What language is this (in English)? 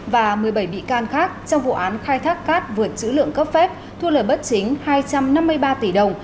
Vietnamese